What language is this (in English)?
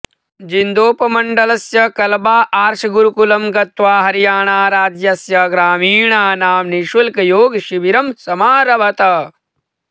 Sanskrit